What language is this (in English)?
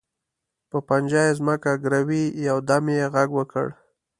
Pashto